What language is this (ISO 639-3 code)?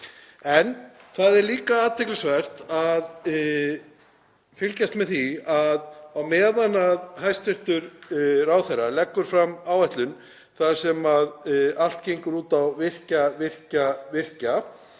isl